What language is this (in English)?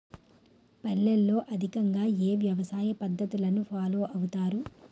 Telugu